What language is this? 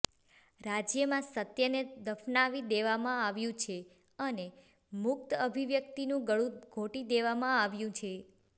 Gujarati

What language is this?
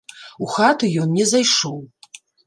Belarusian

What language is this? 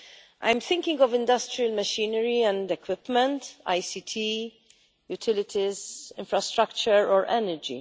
English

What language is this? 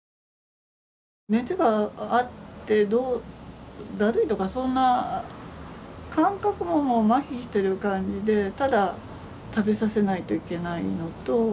Japanese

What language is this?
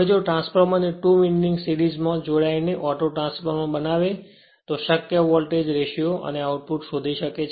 Gujarati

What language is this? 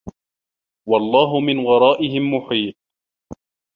Arabic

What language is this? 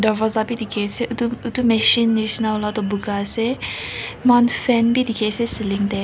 Naga Pidgin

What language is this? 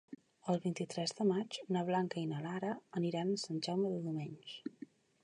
Catalan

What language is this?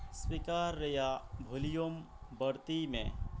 Santali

